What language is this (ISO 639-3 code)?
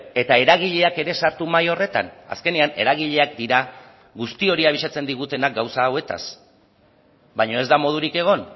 eus